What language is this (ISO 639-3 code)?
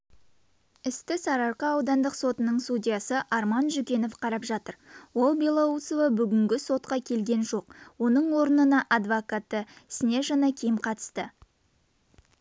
kaz